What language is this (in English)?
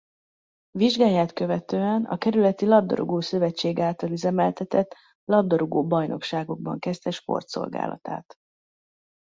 Hungarian